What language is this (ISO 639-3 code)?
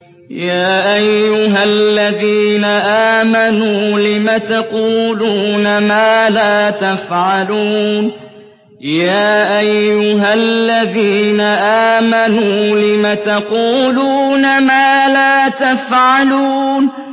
ara